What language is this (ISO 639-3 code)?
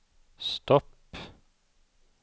swe